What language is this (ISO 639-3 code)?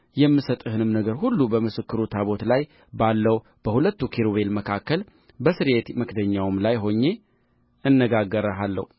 amh